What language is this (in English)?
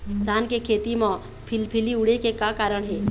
Chhattisgarhi